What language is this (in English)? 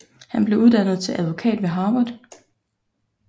Danish